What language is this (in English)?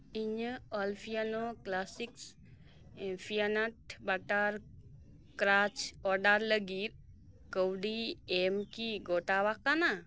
Santali